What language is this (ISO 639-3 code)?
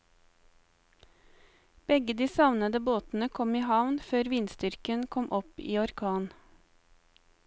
nor